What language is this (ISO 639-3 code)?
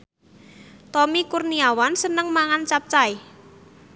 jav